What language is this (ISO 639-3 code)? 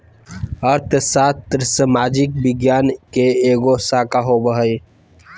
mag